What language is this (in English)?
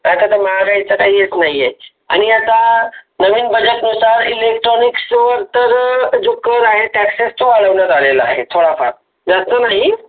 Marathi